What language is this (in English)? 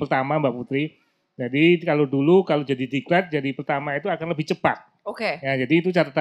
Indonesian